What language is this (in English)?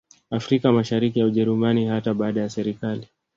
Swahili